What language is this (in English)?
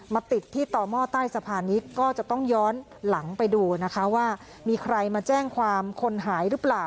Thai